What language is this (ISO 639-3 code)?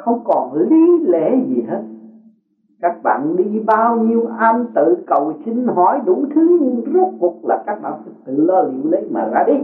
vie